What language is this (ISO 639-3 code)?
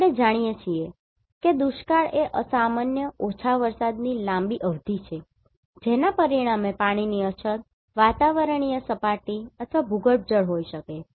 guj